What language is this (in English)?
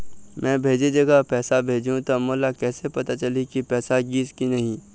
Chhattisgarhi